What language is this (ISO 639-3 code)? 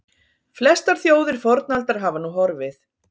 isl